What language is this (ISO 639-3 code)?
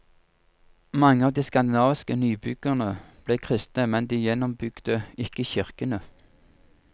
nor